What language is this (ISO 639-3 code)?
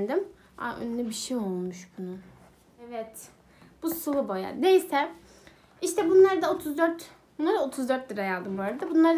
tur